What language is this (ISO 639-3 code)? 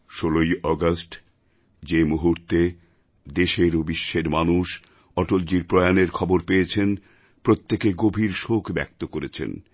ben